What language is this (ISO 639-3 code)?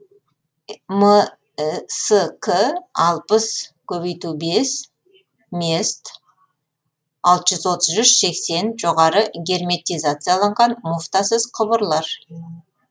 kaz